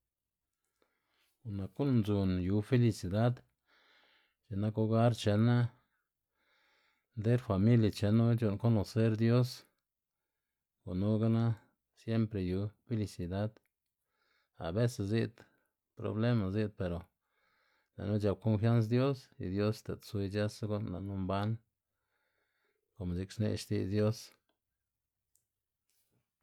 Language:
Xanaguía Zapotec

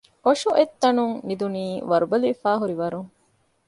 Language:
Divehi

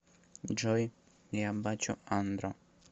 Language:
Russian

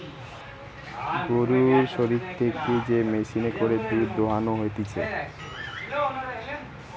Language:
Bangla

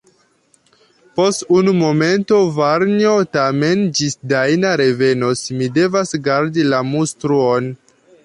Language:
Esperanto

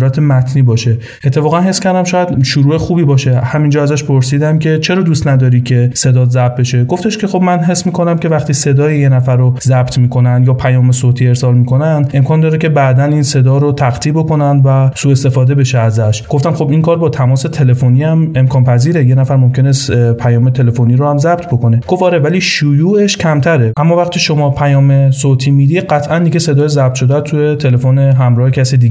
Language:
Persian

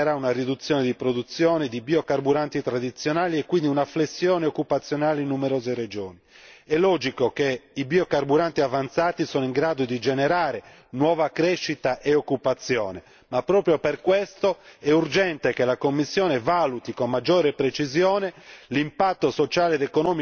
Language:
Italian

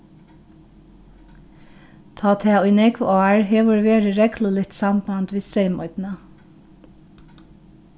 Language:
Faroese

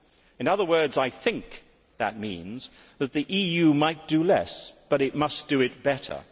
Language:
English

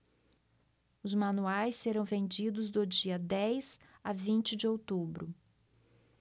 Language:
Portuguese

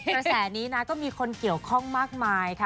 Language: Thai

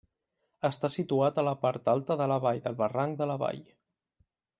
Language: Catalan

